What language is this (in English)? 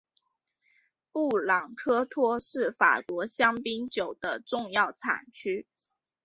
Chinese